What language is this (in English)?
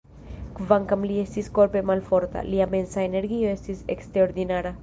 Esperanto